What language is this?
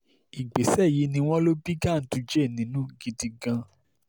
Yoruba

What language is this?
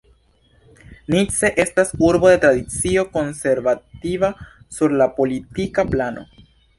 Esperanto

